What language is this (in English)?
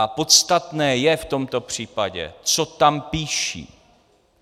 Czech